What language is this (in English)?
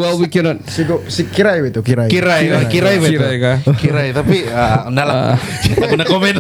Malay